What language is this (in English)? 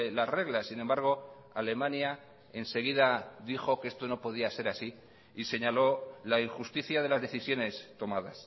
Spanish